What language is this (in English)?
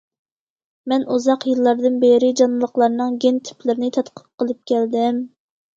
Uyghur